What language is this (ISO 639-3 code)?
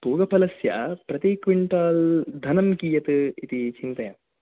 san